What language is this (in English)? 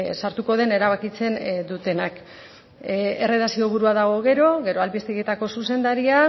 Basque